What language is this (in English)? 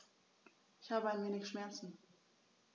German